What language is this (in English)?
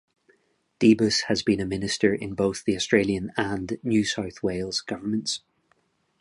English